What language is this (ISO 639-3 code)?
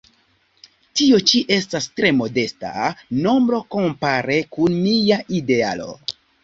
epo